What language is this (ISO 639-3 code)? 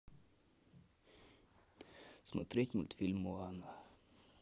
rus